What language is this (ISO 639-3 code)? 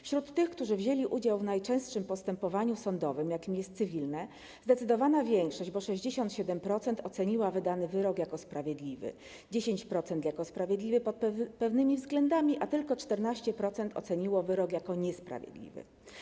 pol